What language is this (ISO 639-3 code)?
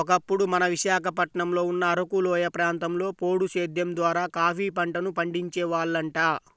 tel